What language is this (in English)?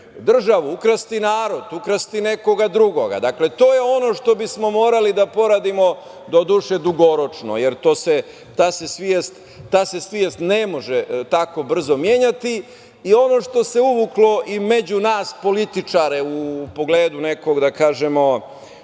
Serbian